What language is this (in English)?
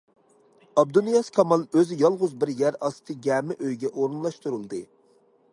Uyghur